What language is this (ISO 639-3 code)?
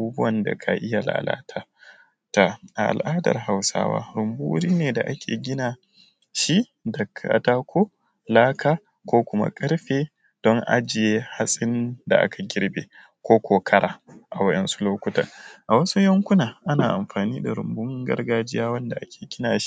hau